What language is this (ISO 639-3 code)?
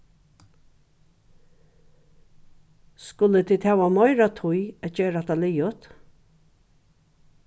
fao